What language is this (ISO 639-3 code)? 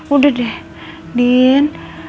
ind